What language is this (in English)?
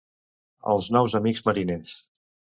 Catalan